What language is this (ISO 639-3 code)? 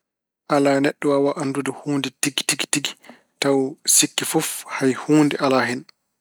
ful